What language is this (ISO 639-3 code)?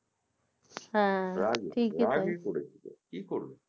ben